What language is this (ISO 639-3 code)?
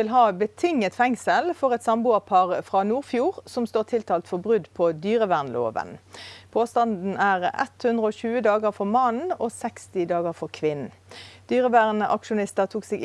nor